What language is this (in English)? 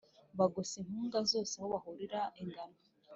Kinyarwanda